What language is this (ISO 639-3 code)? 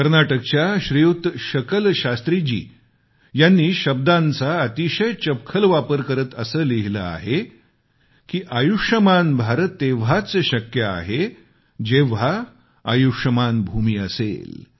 mar